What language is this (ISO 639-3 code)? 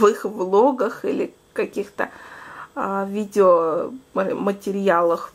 rus